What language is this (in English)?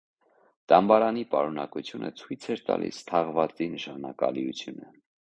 Armenian